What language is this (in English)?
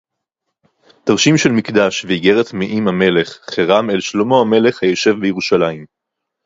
Hebrew